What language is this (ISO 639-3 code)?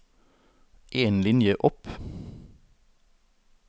nor